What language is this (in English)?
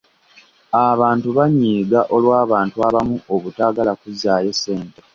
Ganda